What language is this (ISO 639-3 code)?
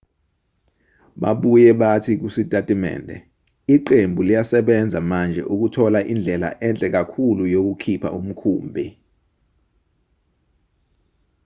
zul